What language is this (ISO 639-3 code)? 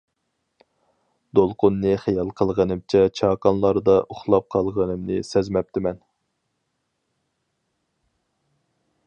uig